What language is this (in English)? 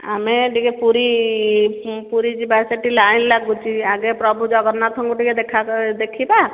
Odia